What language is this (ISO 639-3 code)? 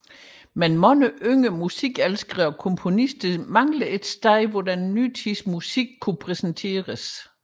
dan